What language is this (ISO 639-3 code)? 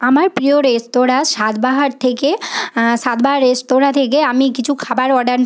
ben